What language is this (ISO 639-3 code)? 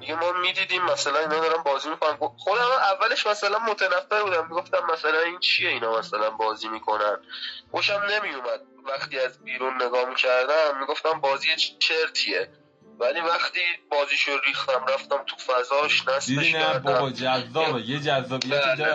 fas